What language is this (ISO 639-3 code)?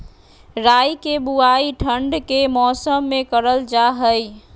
mag